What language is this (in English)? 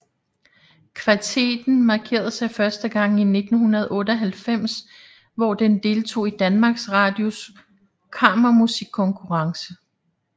Danish